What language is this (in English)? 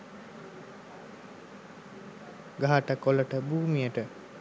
Sinhala